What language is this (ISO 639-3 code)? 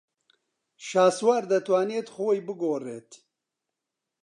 ckb